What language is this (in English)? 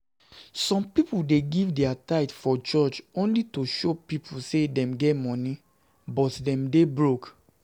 Nigerian Pidgin